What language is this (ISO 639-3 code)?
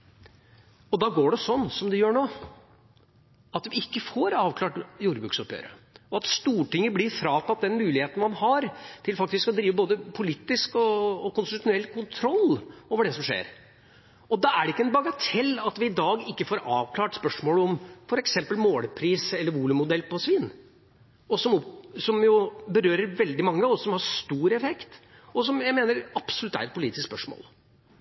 nob